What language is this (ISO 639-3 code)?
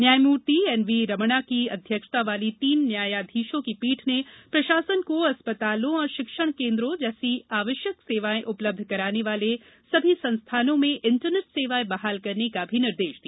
hin